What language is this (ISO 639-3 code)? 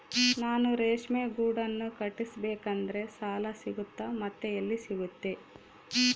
kan